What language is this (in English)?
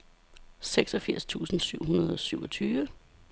Danish